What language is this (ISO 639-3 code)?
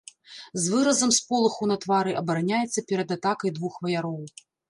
bel